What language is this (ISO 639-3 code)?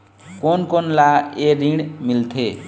hne